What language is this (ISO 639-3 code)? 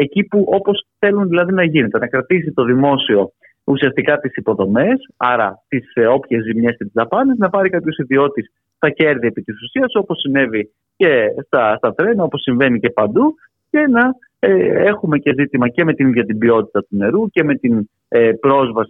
ell